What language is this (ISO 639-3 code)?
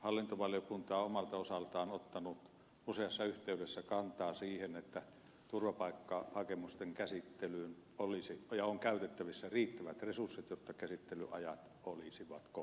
fin